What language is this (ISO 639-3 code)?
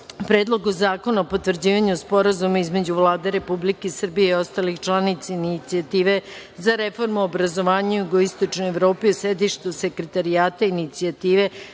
srp